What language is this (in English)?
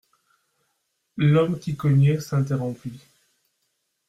French